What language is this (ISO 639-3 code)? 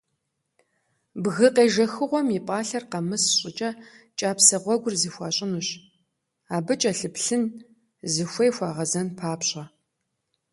kbd